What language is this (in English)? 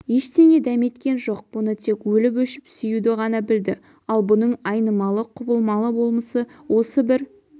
Kazakh